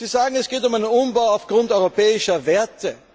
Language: German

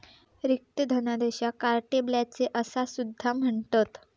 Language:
Marathi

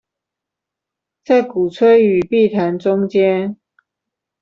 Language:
Chinese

